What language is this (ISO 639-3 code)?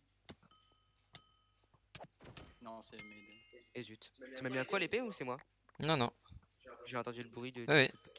fra